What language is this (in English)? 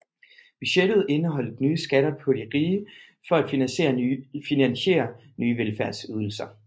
Danish